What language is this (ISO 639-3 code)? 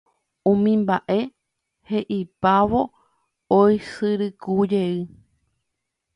grn